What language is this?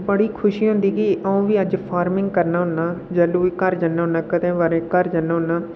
Dogri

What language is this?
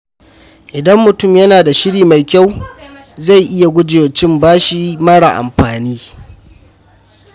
Hausa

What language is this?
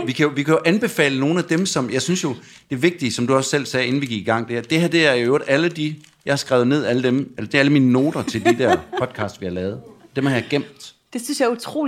Danish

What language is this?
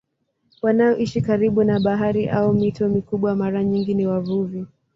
Swahili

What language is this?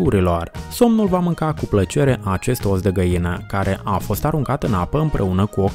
Romanian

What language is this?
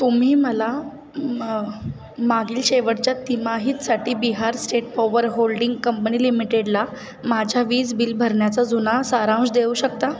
Marathi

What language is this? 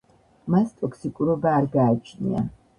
Georgian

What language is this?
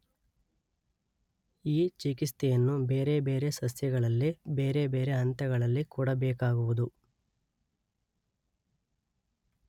Kannada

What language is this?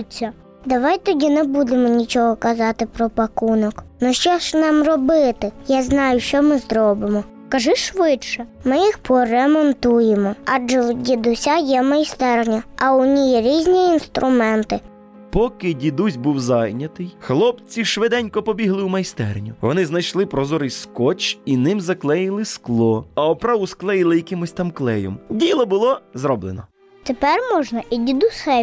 Ukrainian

